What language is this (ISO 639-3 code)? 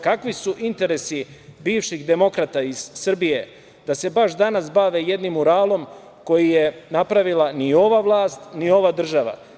srp